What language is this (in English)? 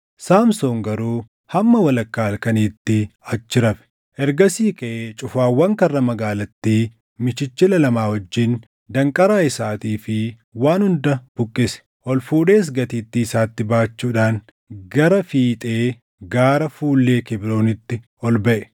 Oromo